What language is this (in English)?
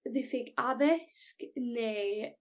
Welsh